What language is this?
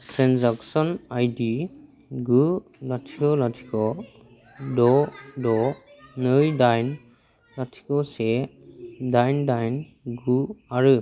Bodo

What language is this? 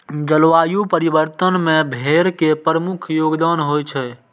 Maithili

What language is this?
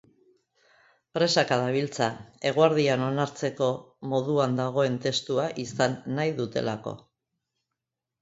Basque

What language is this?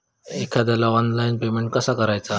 Marathi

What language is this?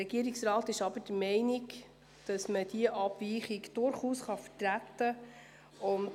Swiss German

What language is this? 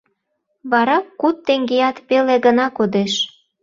Mari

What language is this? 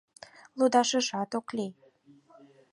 Mari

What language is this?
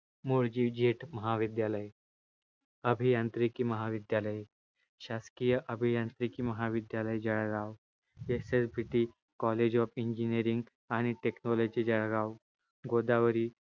Marathi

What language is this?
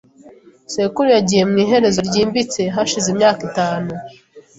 Kinyarwanda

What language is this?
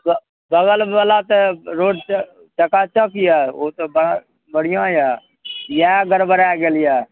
Maithili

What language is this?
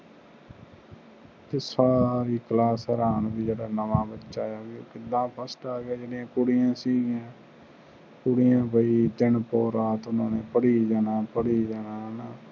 Punjabi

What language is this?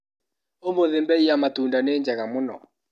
Kikuyu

